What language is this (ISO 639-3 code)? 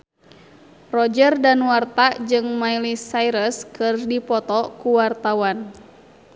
sun